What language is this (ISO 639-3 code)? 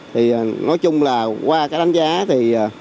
vie